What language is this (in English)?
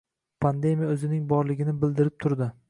Uzbek